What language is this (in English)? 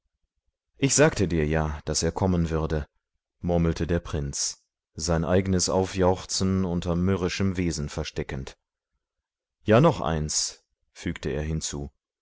German